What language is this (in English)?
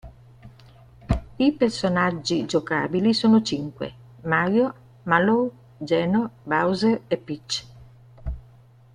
Italian